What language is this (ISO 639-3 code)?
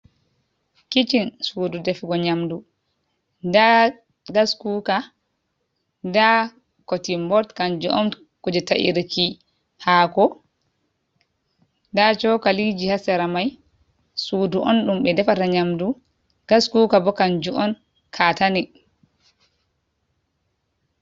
ful